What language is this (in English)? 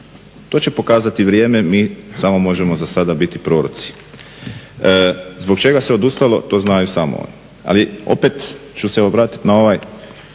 Croatian